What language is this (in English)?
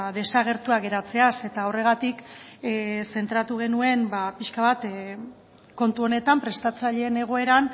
Basque